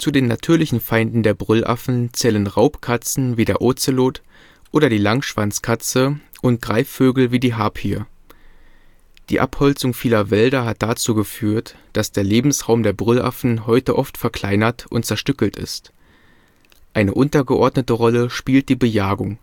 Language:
German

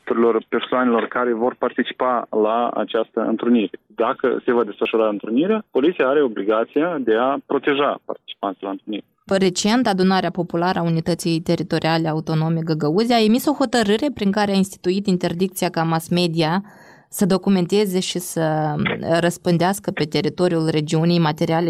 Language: Romanian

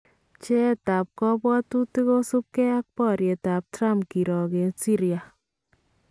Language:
Kalenjin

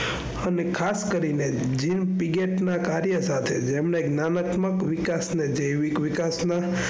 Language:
Gujarati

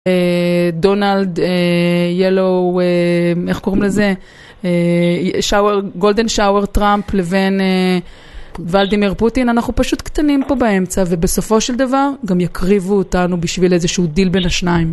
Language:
Hebrew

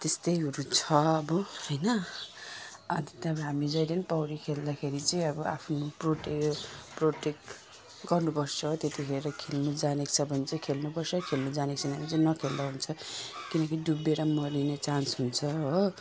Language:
Nepali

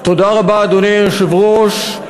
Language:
Hebrew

